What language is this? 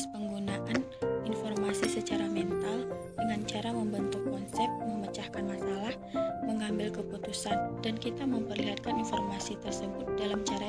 Indonesian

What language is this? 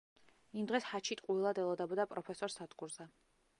Georgian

